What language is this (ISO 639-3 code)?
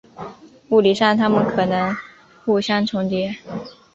zho